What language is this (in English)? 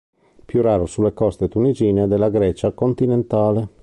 Italian